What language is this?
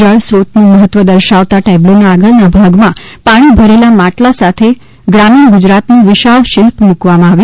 Gujarati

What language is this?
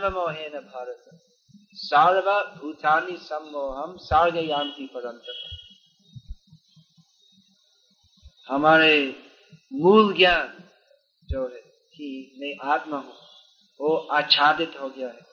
Hindi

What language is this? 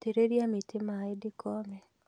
Kikuyu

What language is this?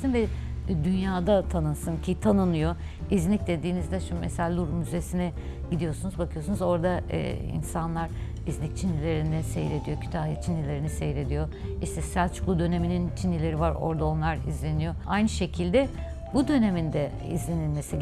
Turkish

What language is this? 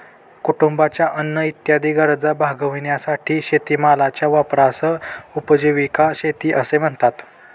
Marathi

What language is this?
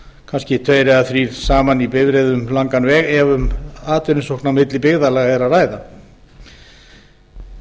Icelandic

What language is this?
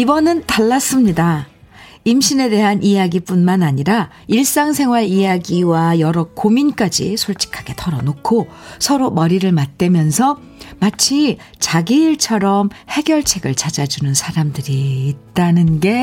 Korean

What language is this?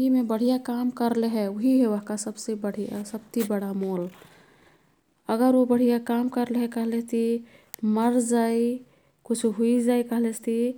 Kathoriya Tharu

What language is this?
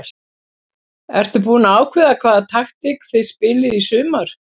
Icelandic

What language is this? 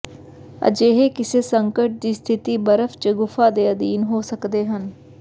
Punjabi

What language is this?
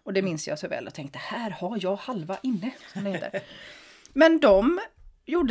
Swedish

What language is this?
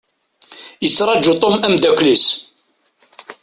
Kabyle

